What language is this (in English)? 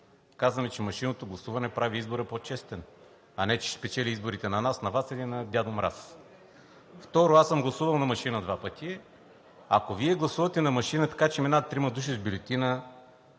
Bulgarian